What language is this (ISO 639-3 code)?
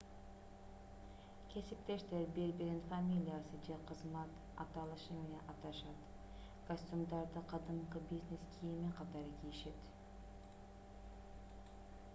kir